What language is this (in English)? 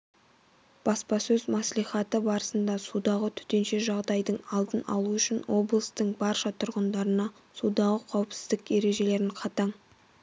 Kazakh